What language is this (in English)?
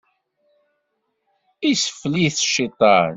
Kabyle